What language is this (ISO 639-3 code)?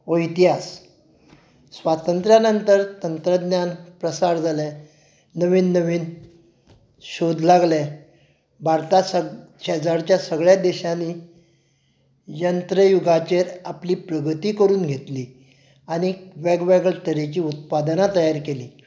kok